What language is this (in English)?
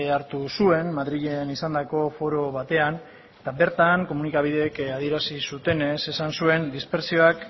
Basque